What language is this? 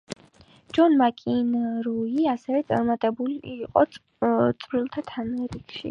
Georgian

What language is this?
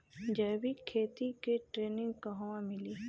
Bhojpuri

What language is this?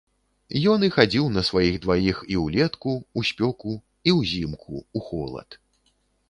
Belarusian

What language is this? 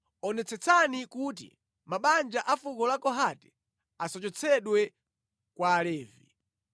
Nyanja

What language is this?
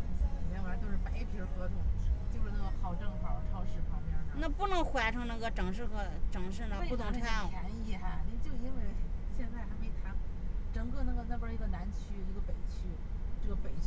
Chinese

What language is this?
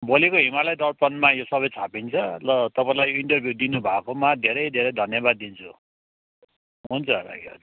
Nepali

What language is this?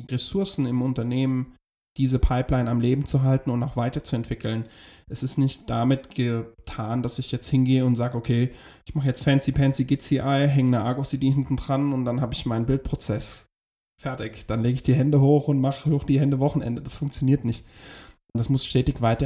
German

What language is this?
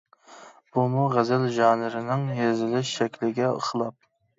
Uyghur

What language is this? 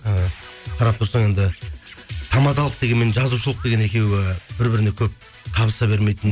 Kazakh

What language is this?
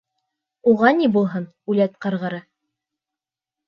Bashkir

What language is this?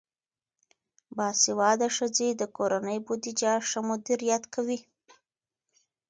Pashto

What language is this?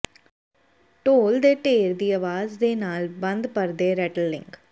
Punjabi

